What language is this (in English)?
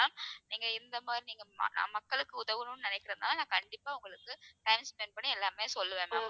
Tamil